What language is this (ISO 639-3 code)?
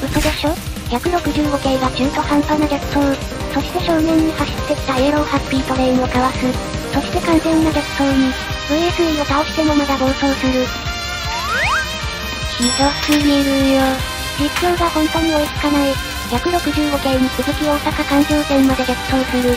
jpn